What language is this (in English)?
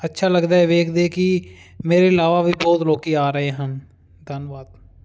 Punjabi